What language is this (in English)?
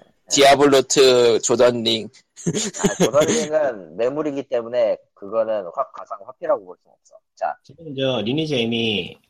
Korean